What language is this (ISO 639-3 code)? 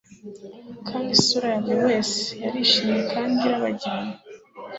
kin